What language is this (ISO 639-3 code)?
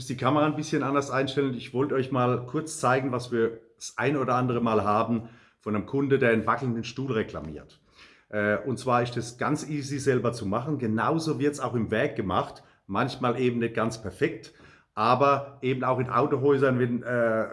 deu